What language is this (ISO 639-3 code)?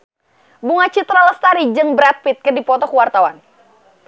sun